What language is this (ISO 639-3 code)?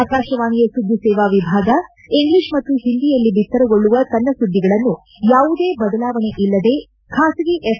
kan